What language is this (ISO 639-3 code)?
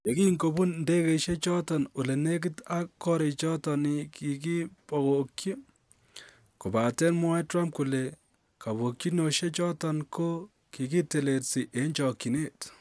kln